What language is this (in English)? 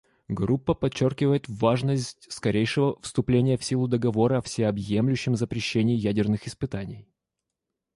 Russian